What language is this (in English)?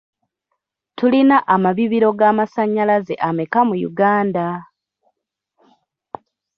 Ganda